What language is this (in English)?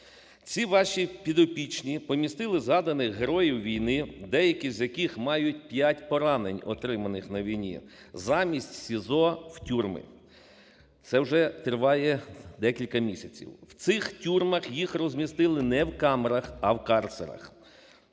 Ukrainian